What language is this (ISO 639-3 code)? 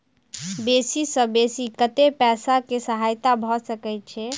mai